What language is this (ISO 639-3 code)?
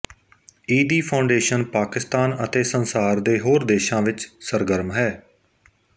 pan